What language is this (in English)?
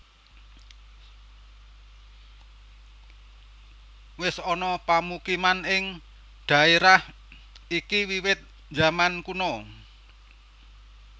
Javanese